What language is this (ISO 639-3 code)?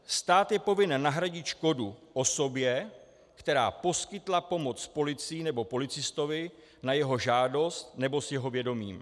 ces